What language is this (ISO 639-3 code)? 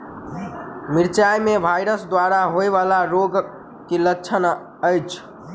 mai